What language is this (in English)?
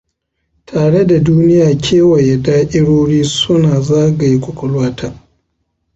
Hausa